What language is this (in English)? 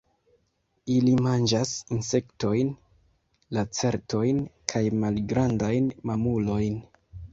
Esperanto